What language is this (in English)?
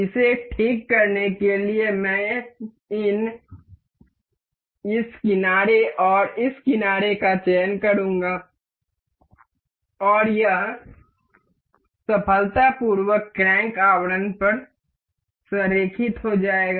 Hindi